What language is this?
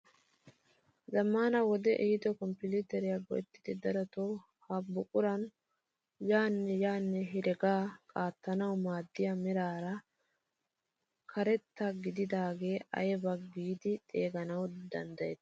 Wolaytta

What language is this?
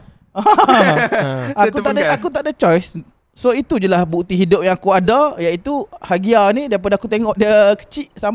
Malay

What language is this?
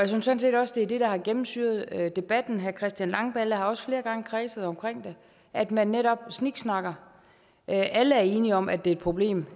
Danish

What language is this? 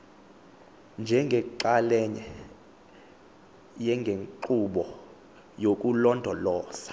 Xhosa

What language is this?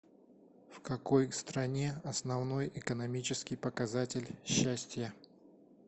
Russian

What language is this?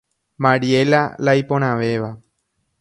Guarani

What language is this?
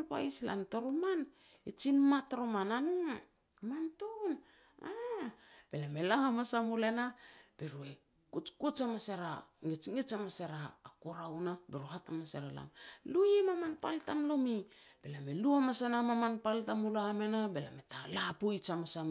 Petats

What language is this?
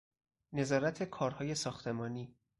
Persian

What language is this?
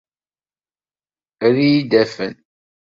Kabyle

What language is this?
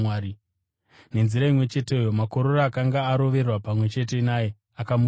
Shona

